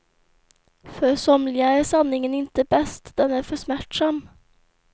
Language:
Swedish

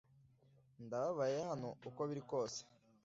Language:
Kinyarwanda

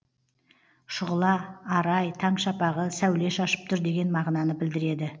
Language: Kazakh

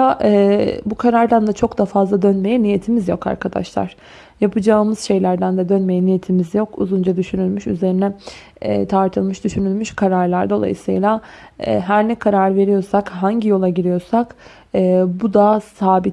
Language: Turkish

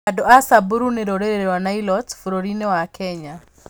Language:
Kikuyu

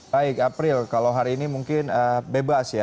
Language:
Indonesian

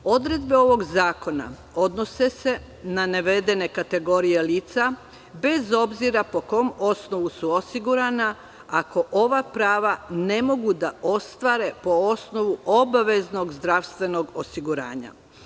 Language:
Serbian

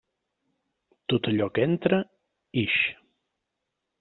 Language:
Catalan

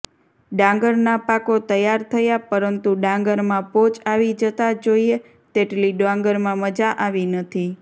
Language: Gujarati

